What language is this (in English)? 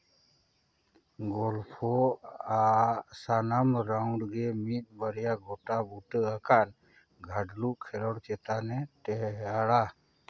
Santali